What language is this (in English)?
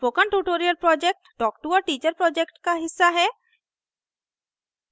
Hindi